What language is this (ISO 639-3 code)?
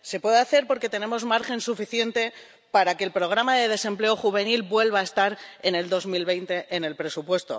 spa